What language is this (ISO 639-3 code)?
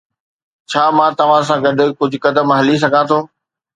snd